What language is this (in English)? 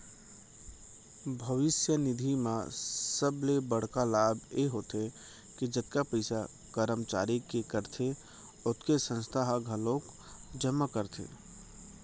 Chhattisgarhi